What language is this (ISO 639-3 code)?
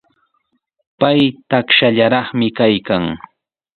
qws